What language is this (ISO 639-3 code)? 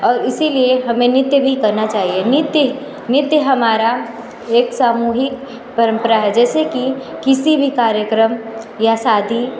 hin